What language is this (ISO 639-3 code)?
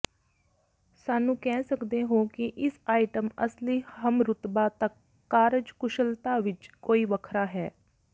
pan